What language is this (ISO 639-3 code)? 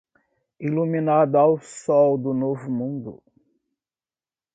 por